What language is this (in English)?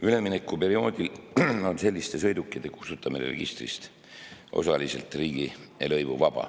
Estonian